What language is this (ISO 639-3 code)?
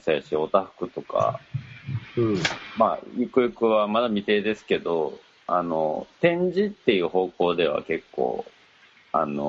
jpn